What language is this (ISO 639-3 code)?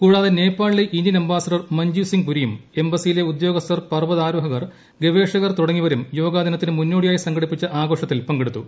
mal